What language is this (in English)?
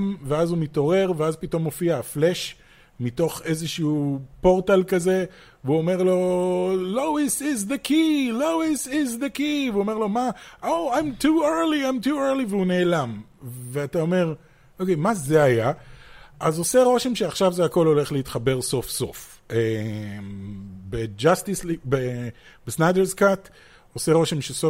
Hebrew